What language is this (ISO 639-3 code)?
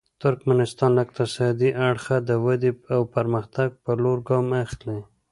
pus